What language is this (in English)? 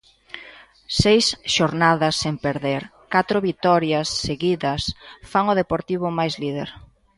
Galician